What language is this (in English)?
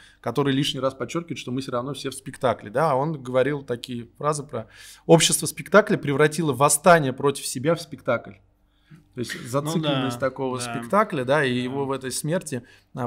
Russian